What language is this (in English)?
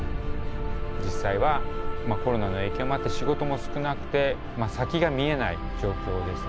Japanese